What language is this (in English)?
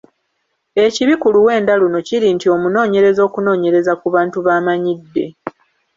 Ganda